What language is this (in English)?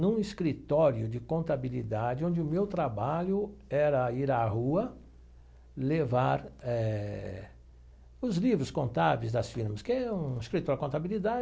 Portuguese